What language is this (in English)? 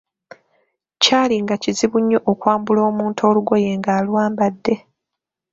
Ganda